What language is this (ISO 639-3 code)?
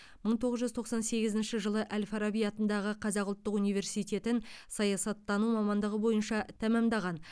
kaz